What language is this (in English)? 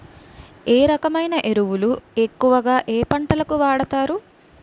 Telugu